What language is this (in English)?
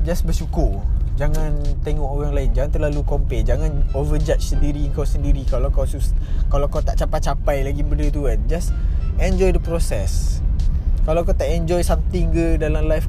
Malay